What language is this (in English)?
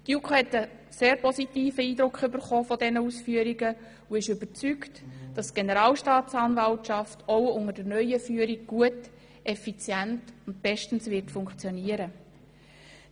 Swiss German